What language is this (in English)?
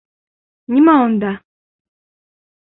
Bashkir